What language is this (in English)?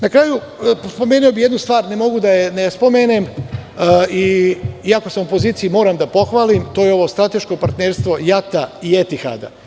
Serbian